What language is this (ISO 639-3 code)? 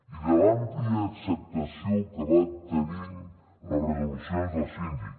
cat